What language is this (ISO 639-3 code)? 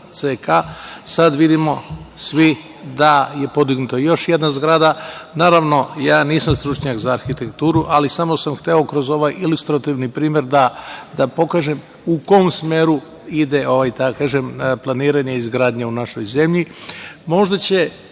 srp